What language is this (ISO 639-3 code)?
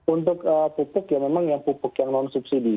ind